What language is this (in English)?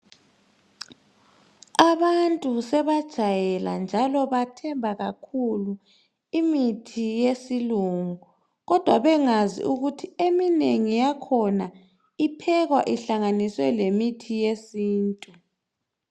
North Ndebele